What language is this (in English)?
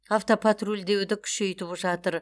Kazakh